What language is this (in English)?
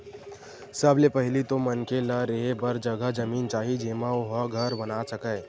Chhattisgarhi